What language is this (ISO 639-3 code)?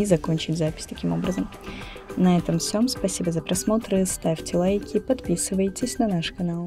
rus